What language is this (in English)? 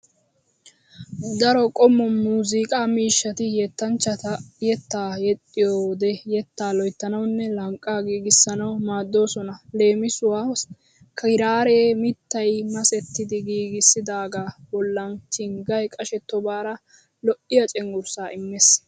Wolaytta